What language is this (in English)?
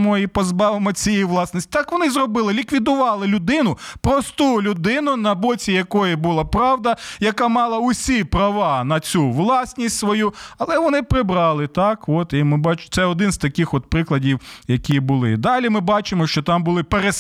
Ukrainian